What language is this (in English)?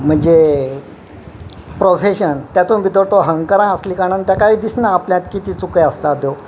Konkani